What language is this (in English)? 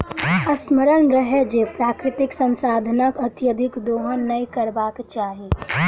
Maithili